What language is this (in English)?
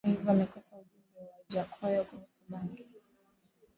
Swahili